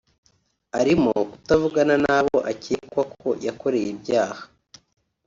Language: Kinyarwanda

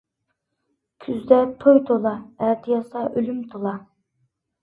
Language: Uyghur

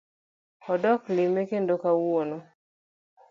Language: Luo (Kenya and Tanzania)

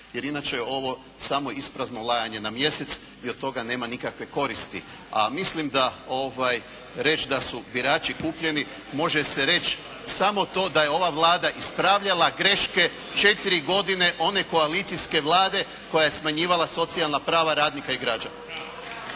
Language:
Croatian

